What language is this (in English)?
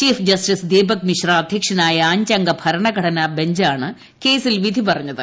Malayalam